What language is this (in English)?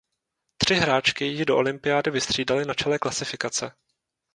Czech